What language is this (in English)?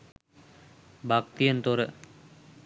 Sinhala